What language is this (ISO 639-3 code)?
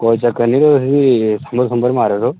doi